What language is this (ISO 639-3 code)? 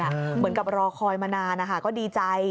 tha